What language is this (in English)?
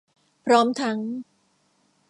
Thai